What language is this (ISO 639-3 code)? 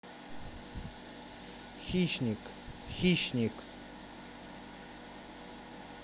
rus